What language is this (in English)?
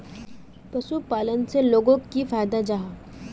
Magahi